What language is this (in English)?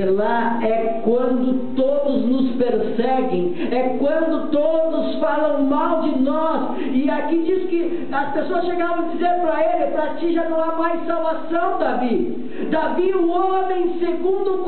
Portuguese